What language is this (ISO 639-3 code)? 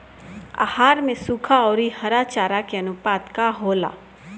bho